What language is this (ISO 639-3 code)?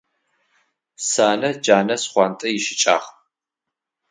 ady